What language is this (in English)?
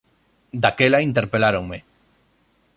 Galician